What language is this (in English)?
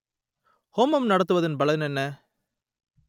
Tamil